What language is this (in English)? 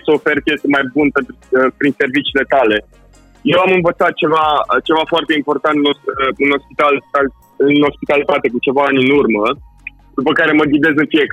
Romanian